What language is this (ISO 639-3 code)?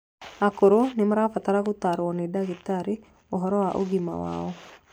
kik